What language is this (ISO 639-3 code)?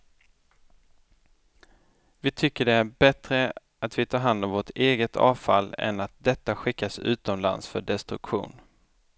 swe